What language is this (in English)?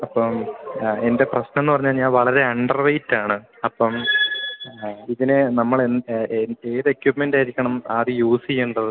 Malayalam